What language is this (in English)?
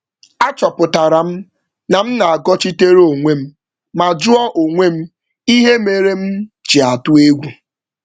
Igbo